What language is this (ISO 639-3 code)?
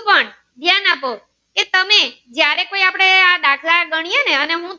guj